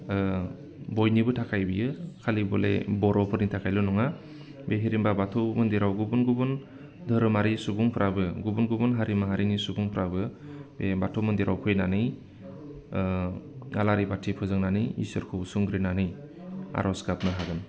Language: Bodo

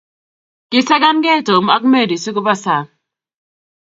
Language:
Kalenjin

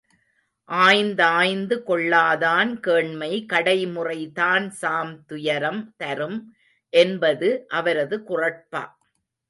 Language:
Tamil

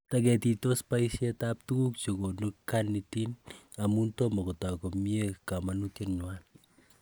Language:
Kalenjin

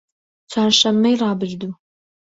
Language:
Central Kurdish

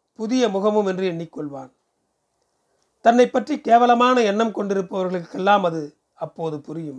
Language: Tamil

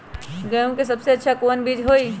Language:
Magahi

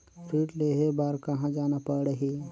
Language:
Chhattisgarhi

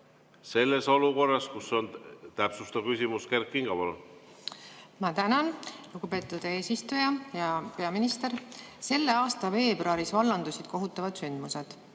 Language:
Estonian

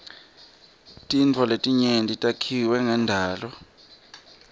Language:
Swati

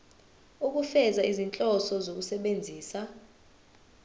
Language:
Zulu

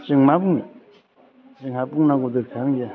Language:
Bodo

